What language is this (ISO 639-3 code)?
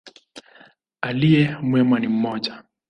swa